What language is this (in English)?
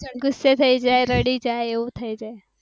Gujarati